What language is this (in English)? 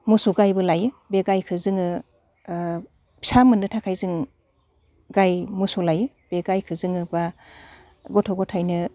Bodo